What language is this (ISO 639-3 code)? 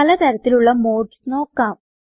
mal